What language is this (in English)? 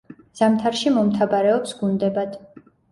Georgian